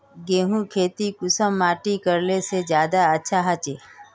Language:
Magahi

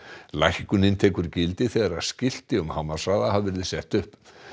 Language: Icelandic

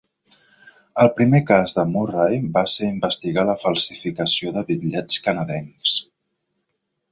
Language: Catalan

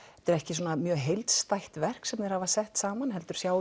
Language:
Icelandic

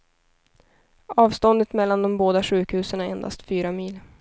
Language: Swedish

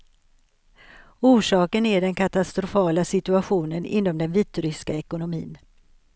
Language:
Swedish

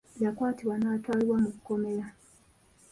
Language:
Ganda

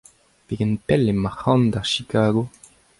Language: Breton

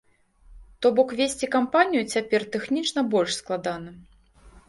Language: Belarusian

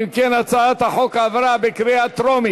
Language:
Hebrew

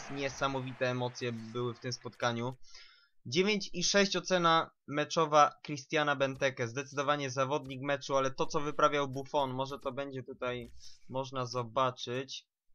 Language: Polish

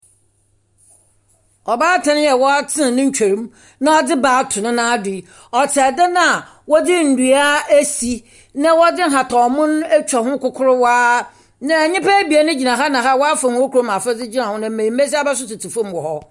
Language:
Akan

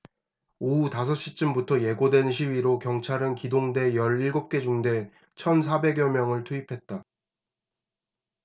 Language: Korean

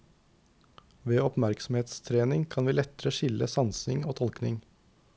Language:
Norwegian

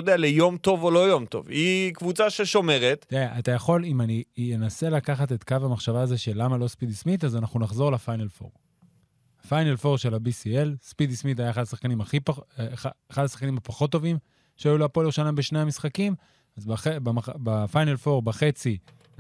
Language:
Hebrew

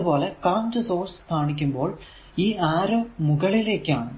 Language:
Malayalam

